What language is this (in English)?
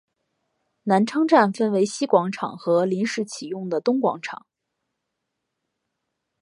Chinese